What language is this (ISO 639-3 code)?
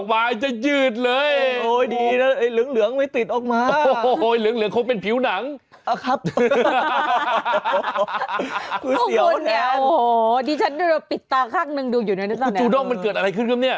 tha